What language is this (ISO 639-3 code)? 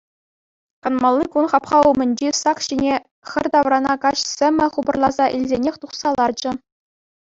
chv